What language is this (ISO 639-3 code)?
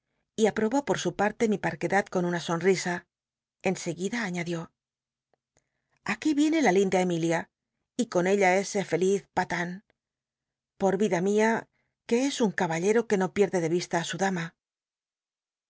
spa